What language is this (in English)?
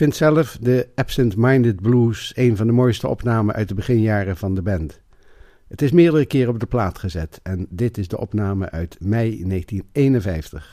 Dutch